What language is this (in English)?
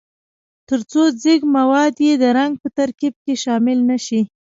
Pashto